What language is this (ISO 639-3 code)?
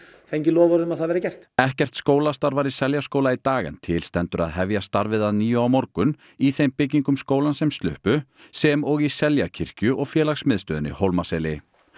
isl